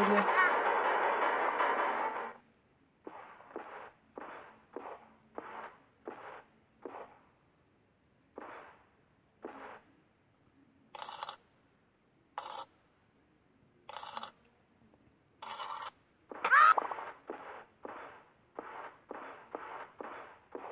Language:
Turkish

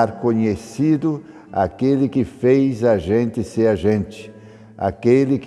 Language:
Portuguese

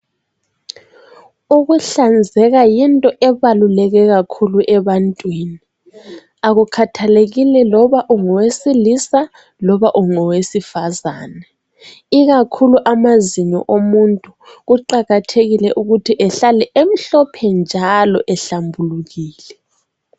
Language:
North Ndebele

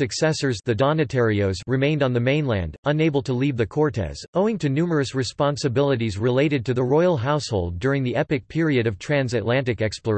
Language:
English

